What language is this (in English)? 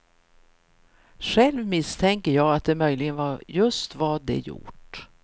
Swedish